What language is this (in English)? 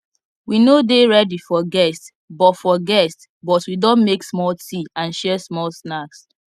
Nigerian Pidgin